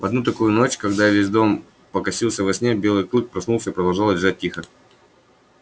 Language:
Russian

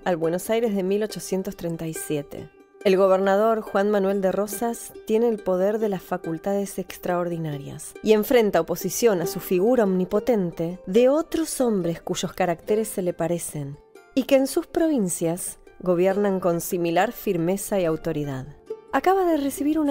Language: Spanish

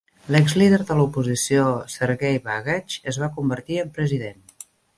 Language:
Catalan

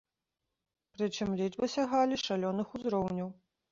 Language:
Belarusian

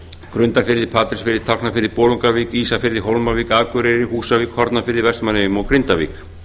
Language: Icelandic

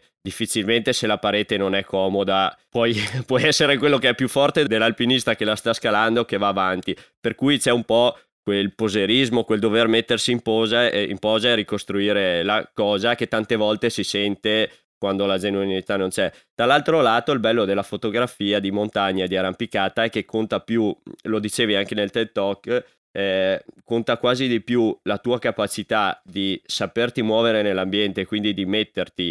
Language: Italian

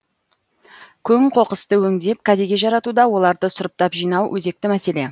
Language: Kazakh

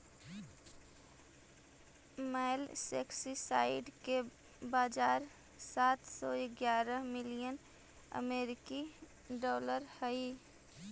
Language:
Magahi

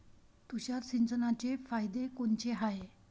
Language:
Marathi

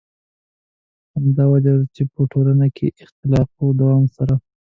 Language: Pashto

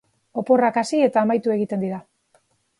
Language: Basque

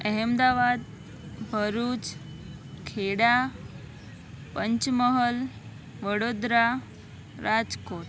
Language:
Gujarati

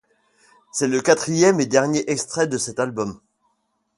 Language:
French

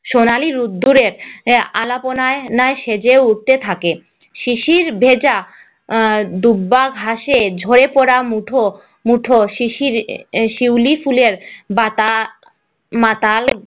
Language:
Bangla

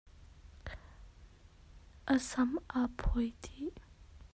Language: Hakha Chin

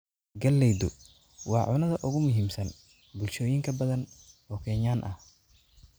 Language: Somali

